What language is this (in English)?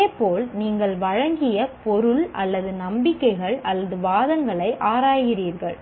Tamil